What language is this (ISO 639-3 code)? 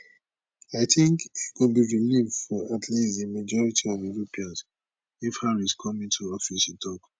pcm